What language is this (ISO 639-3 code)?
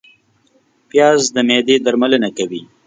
pus